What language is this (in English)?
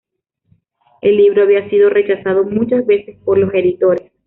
Spanish